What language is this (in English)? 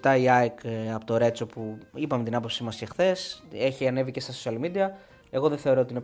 Greek